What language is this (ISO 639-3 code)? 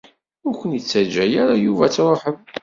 kab